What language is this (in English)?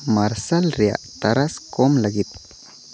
Santali